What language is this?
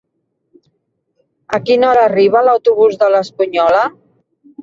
Catalan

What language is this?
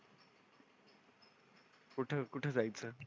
Marathi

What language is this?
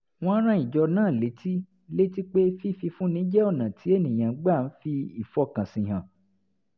Yoruba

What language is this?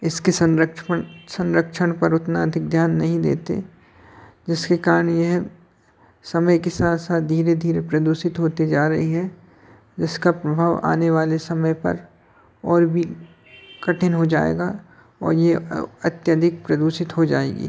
Hindi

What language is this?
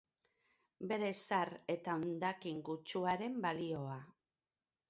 Basque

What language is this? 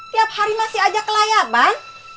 Indonesian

